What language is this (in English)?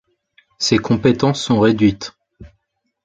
French